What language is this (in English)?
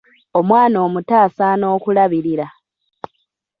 Ganda